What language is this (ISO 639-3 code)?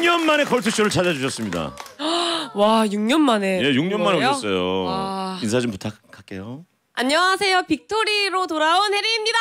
kor